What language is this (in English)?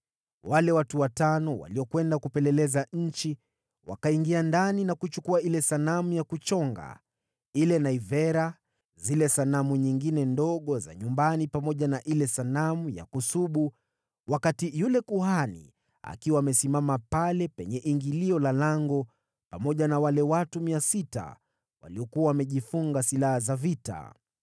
Swahili